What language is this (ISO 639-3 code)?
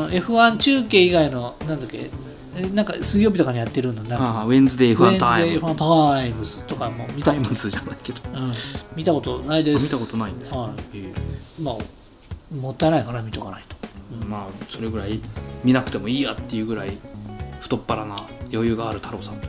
jpn